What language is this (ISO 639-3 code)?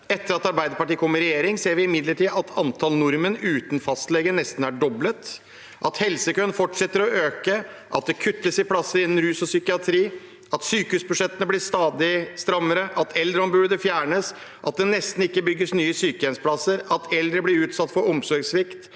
nor